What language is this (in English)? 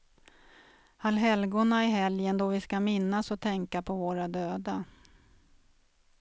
Swedish